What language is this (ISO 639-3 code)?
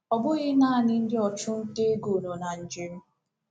ibo